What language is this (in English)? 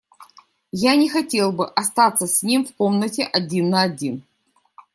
Russian